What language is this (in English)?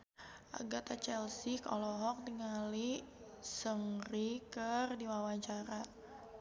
Sundanese